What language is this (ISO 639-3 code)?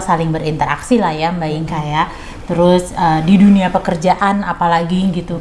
ind